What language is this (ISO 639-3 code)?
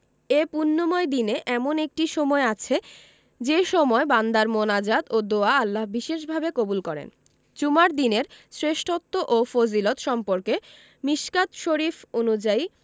ben